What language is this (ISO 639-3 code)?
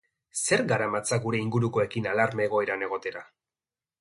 eus